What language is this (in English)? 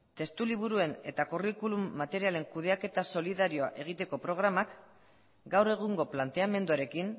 Basque